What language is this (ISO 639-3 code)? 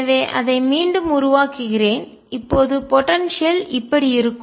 tam